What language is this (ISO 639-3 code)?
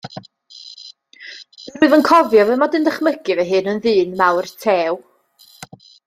cym